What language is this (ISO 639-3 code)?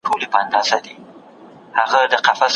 pus